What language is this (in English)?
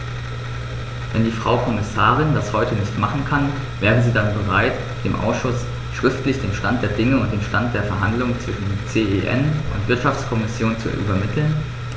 German